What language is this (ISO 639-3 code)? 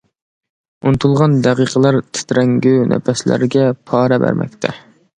uig